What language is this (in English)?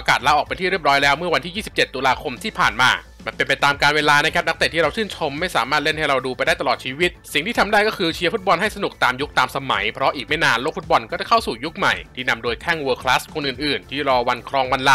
Thai